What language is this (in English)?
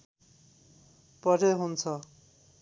Nepali